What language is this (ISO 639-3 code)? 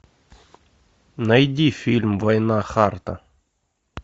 rus